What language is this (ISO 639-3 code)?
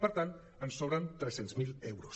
cat